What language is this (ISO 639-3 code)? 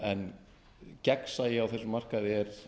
isl